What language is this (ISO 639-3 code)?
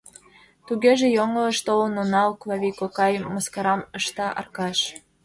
chm